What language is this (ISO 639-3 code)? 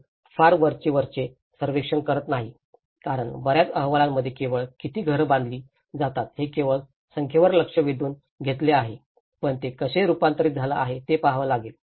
mar